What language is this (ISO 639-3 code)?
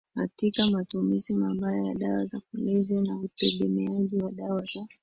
swa